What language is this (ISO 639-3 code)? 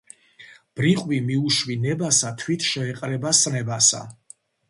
kat